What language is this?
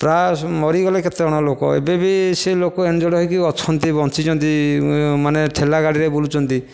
Odia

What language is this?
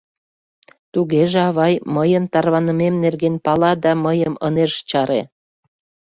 Mari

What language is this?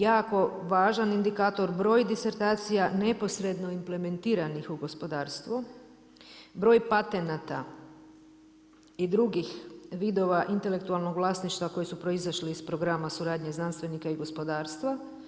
Croatian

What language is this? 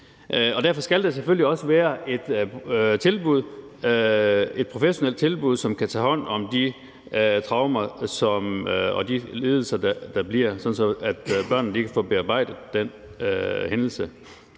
Danish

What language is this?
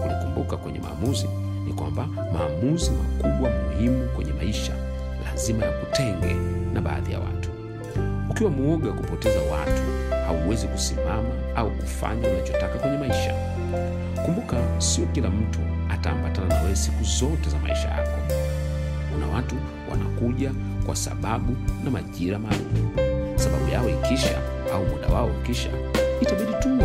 Swahili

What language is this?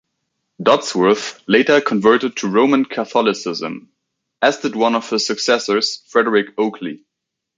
English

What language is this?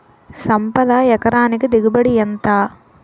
Telugu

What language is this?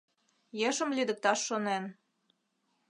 Mari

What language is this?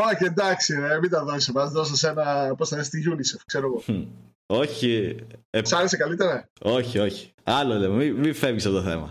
Greek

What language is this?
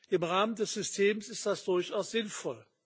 German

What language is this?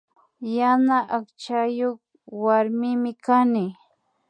Imbabura Highland Quichua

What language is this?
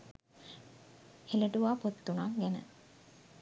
Sinhala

